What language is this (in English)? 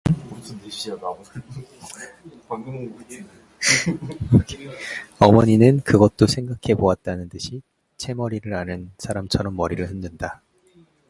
Korean